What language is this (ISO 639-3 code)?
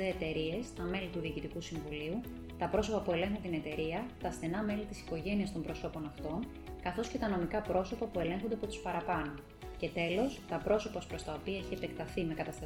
ell